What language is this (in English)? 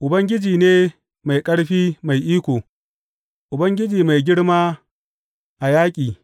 Hausa